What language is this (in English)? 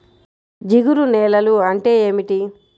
Telugu